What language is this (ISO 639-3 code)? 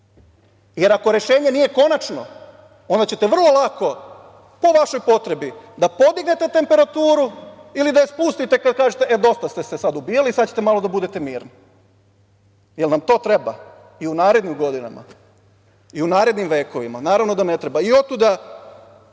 srp